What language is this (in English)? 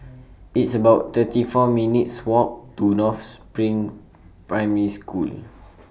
English